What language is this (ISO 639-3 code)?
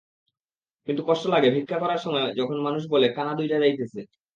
ben